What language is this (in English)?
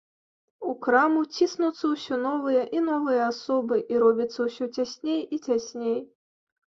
Belarusian